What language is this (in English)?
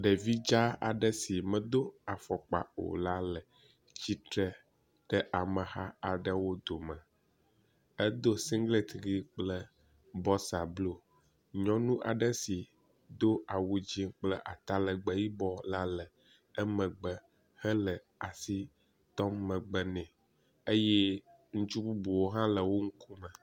Ewe